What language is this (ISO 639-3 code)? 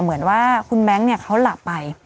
tha